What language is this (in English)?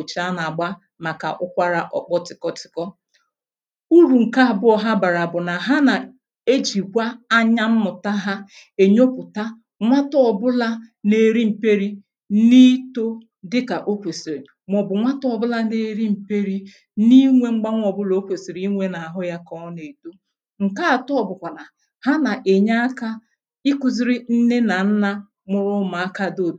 Igbo